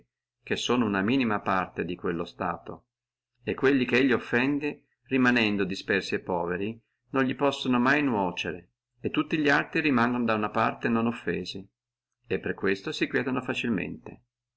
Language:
Italian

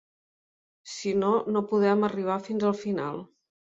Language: Catalan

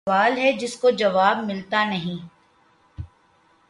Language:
Urdu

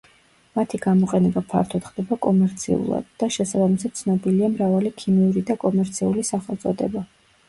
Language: Georgian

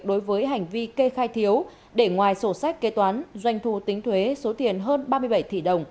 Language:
Vietnamese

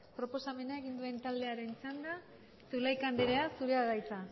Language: Basque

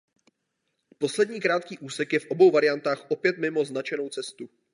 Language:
Czech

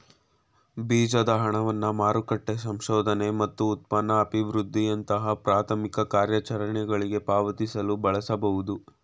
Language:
Kannada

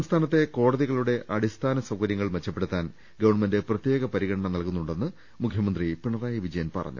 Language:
Malayalam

